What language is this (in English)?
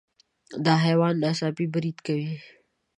Pashto